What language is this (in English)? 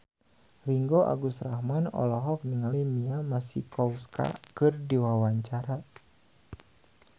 Sundanese